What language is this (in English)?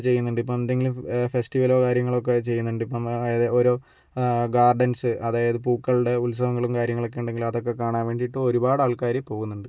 Malayalam